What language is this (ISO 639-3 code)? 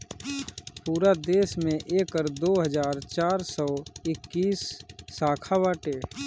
bho